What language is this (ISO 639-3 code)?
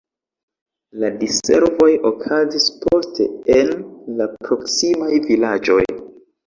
epo